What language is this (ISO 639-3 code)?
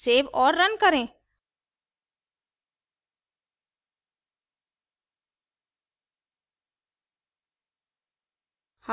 hin